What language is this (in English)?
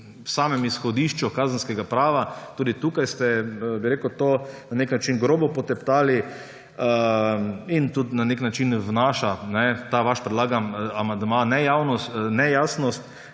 Slovenian